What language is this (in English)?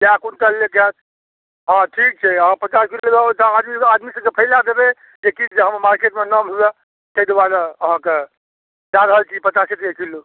Maithili